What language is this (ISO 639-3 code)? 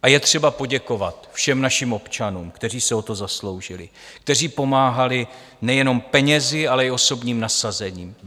ces